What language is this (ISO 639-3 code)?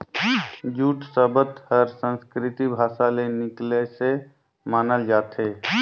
hne